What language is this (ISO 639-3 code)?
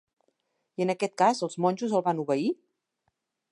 cat